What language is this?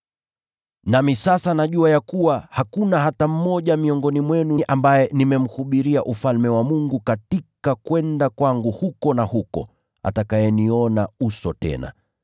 Swahili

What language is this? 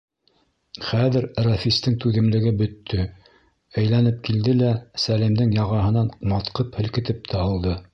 Bashkir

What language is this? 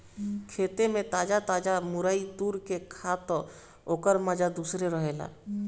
Bhojpuri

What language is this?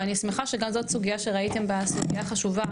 Hebrew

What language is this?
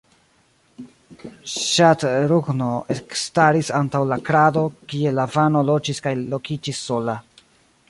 Esperanto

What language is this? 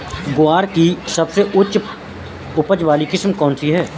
Hindi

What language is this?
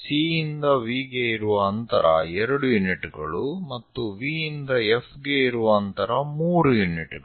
Kannada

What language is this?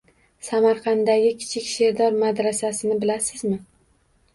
Uzbek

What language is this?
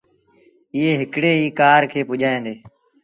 Sindhi Bhil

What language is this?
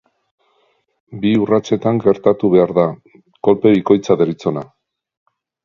Basque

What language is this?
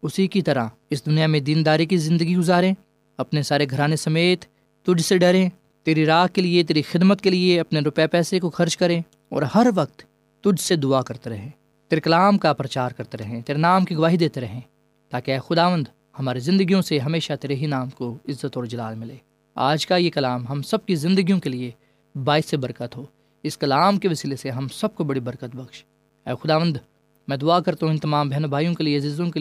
Urdu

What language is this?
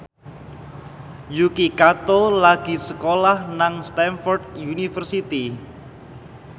Javanese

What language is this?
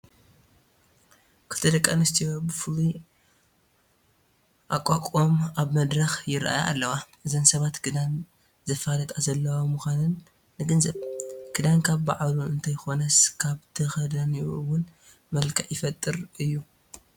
Tigrinya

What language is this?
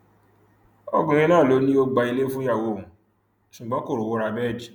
Yoruba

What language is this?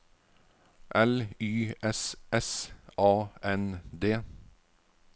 Norwegian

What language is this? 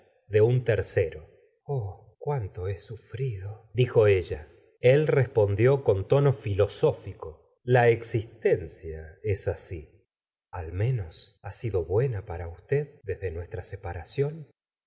Spanish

